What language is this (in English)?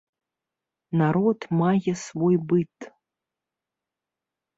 Belarusian